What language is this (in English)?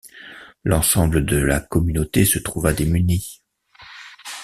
French